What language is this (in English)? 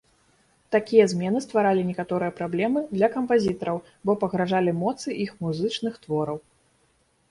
Belarusian